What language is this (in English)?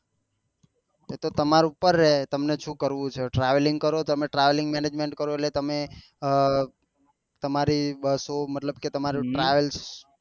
Gujarati